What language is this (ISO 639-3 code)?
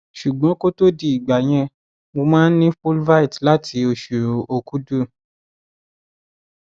yor